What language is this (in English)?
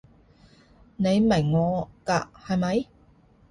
Cantonese